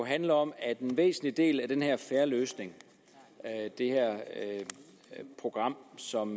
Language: Danish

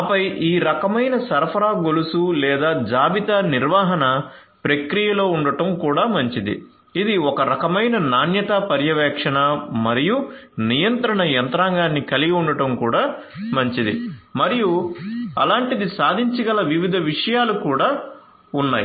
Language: Telugu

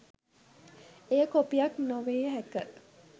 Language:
Sinhala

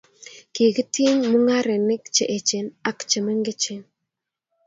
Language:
Kalenjin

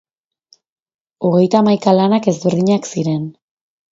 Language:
Basque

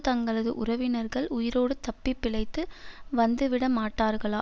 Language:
Tamil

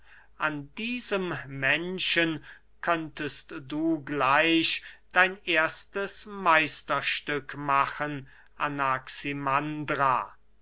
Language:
German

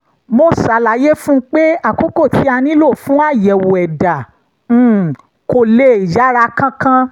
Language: Yoruba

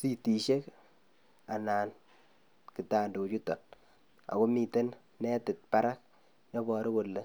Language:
Kalenjin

